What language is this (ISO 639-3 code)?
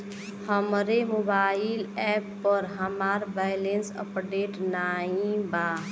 bho